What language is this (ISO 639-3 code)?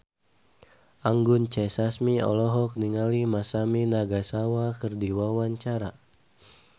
sun